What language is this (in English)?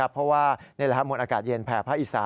Thai